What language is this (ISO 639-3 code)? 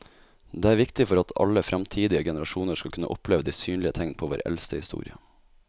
nor